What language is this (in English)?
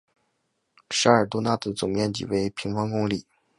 Chinese